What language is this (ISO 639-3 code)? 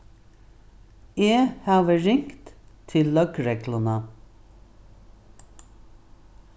fao